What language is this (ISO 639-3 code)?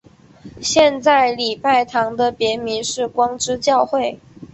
zho